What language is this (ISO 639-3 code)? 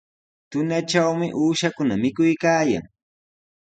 qws